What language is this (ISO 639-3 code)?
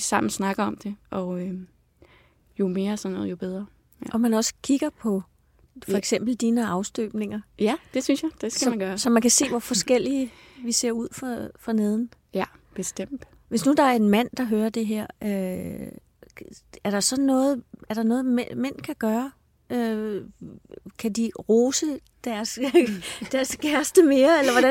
dan